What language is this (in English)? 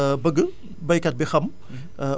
Wolof